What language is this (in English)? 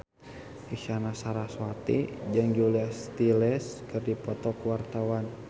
Sundanese